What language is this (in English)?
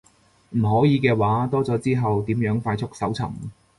Cantonese